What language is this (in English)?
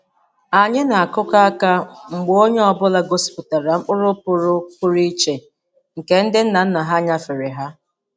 Igbo